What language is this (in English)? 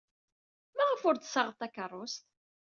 Kabyle